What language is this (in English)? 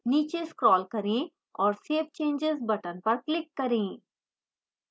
Hindi